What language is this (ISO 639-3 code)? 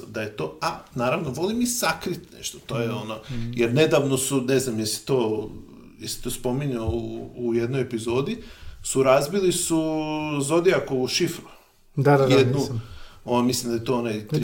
hrv